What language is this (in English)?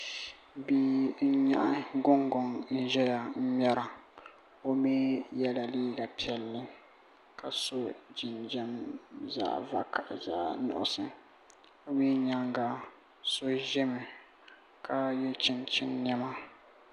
Dagbani